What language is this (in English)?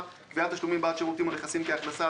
Hebrew